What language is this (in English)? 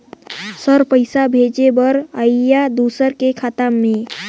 Chhattisgarhi